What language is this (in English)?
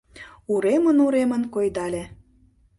Mari